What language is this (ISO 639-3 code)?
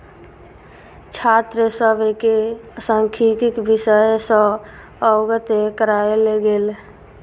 mai